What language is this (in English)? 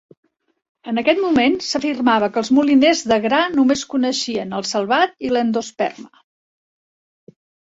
Catalan